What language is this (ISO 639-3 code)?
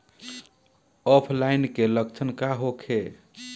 bho